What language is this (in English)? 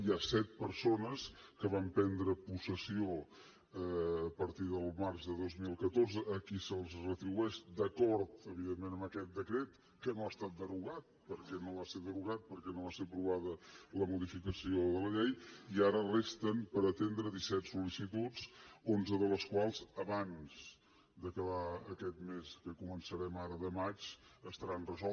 Catalan